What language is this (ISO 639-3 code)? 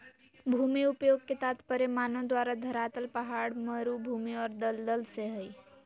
mag